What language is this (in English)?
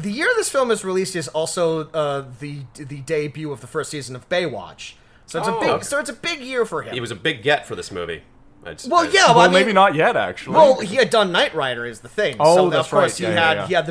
English